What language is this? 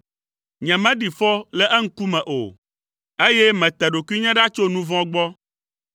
Ewe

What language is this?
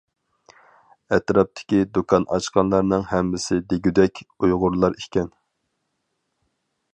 Uyghur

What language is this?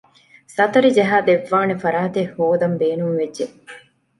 Divehi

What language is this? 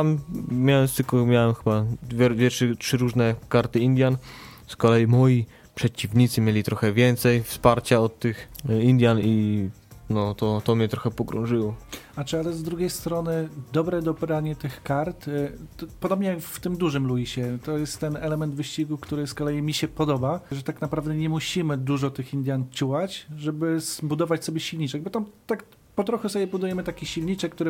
Polish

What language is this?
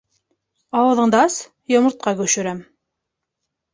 Bashkir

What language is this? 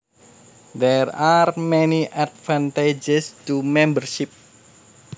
Javanese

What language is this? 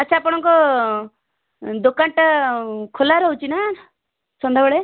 Odia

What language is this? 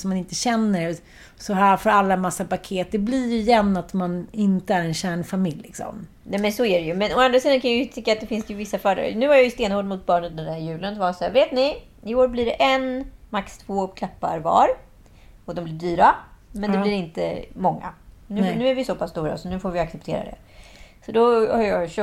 Swedish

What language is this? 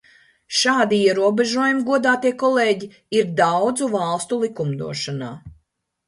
Latvian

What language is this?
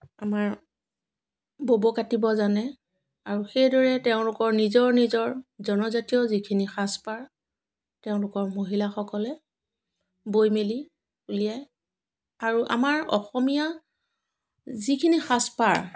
Assamese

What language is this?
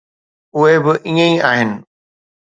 Sindhi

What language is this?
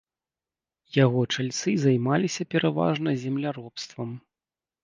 Belarusian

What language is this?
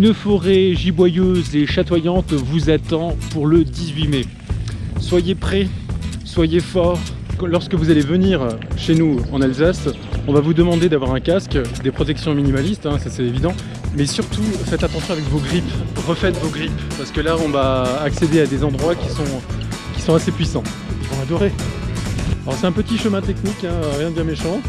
French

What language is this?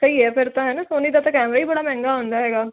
Punjabi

